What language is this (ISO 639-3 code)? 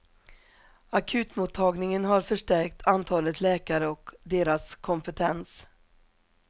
swe